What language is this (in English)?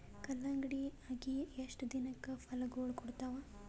Kannada